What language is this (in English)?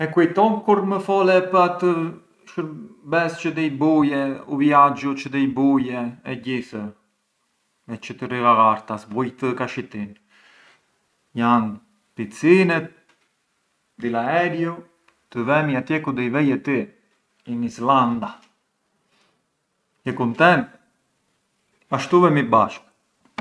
Arbëreshë Albanian